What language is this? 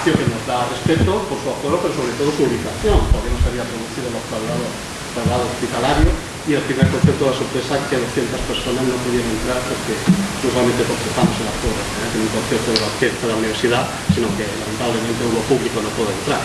Spanish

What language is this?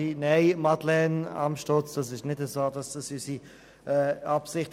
Swiss German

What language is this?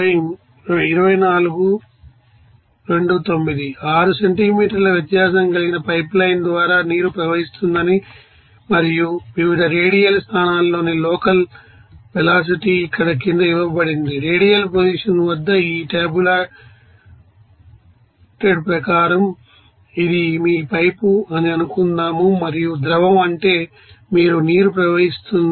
Telugu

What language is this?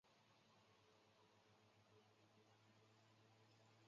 Chinese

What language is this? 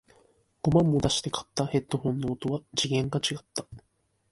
Japanese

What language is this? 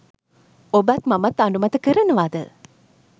Sinhala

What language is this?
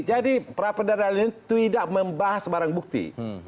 Indonesian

